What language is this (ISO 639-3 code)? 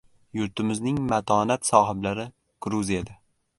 uzb